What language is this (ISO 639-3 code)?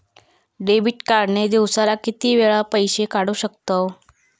mar